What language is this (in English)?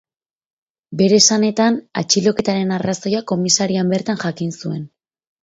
Basque